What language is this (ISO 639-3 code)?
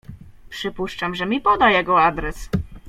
pol